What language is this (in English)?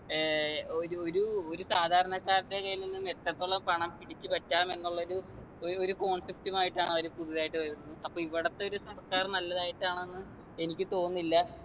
Malayalam